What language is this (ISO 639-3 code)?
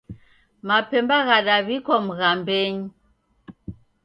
dav